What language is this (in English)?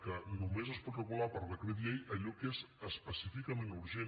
Catalan